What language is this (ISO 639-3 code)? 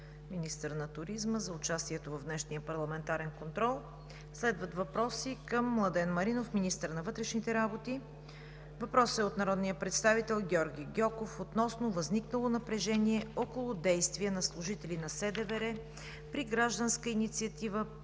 bul